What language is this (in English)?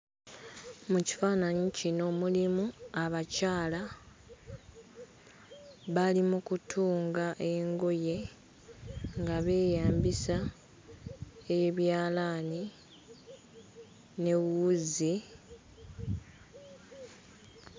Ganda